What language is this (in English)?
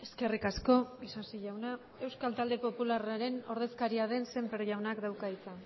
Basque